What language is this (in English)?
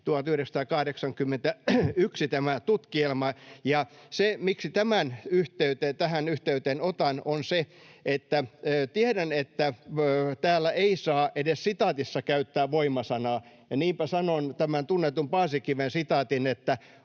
Finnish